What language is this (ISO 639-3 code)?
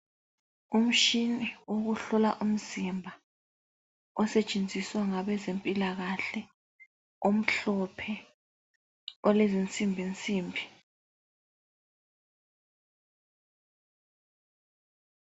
nde